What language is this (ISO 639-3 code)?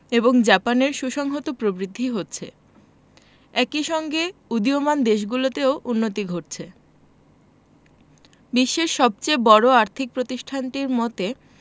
ben